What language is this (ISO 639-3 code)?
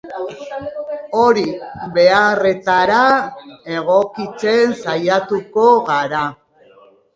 eus